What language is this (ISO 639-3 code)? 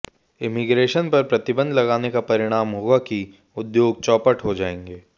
hin